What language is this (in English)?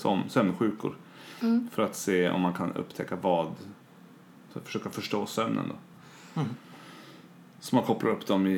Swedish